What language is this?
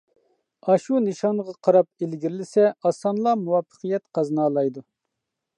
Uyghur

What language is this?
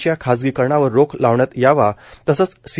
Marathi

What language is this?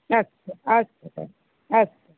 Sanskrit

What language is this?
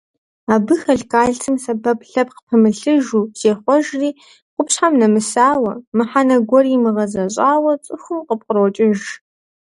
Kabardian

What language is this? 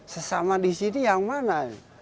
Indonesian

